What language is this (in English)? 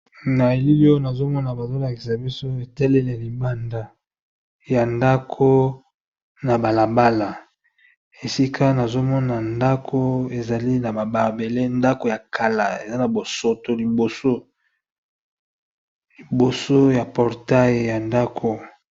Lingala